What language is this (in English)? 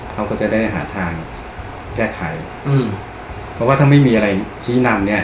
Thai